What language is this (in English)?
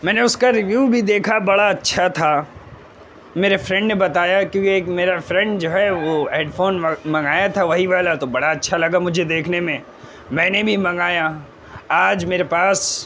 Urdu